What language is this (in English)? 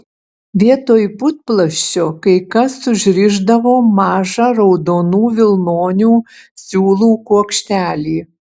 Lithuanian